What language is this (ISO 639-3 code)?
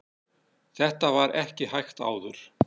isl